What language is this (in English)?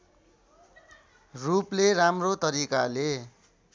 Nepali